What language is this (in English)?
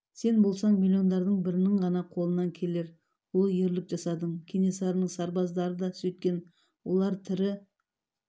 Kazakh